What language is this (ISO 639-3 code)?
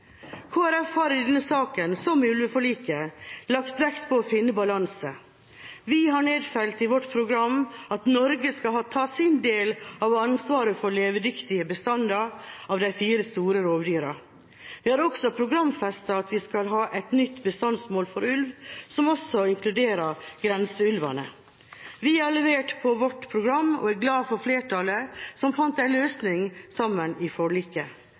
nob